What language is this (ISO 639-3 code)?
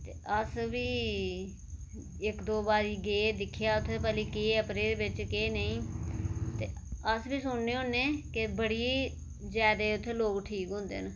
doi